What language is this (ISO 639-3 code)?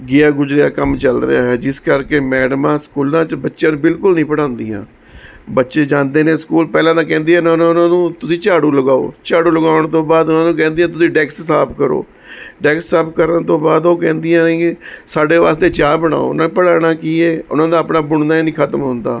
pan